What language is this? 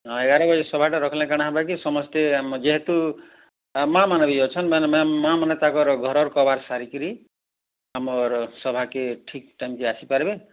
Odia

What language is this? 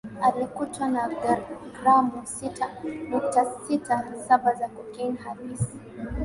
Swahili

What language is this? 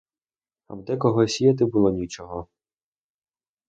Ukrainian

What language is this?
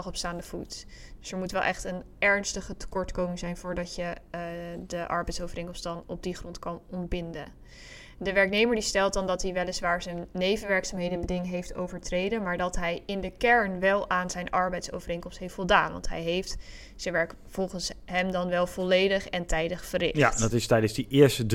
Dutch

